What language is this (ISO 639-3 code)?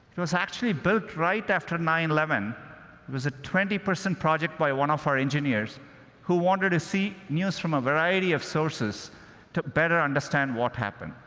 eng